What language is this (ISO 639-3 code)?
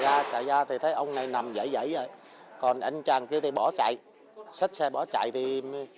vie